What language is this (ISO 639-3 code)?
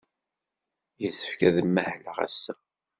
kab